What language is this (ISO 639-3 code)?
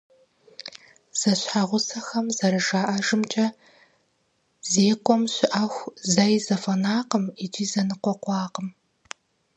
kbd